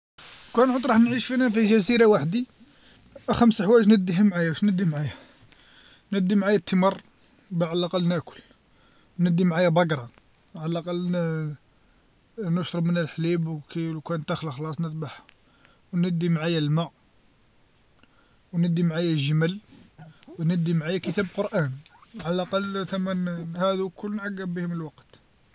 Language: Algerian Arabic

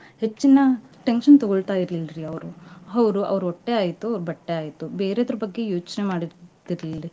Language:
Kannada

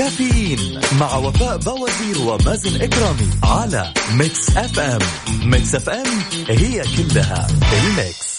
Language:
Arabic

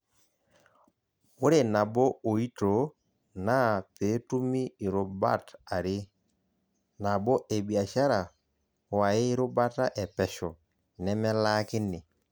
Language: Masai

